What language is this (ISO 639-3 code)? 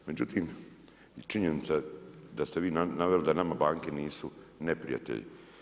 hrv